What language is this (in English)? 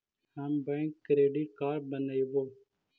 Magahi